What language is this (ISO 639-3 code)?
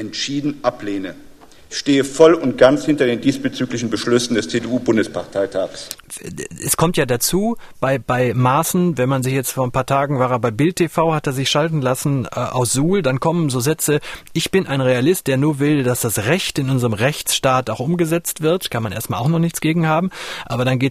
deu